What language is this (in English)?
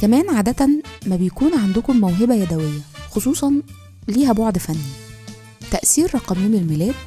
Arabic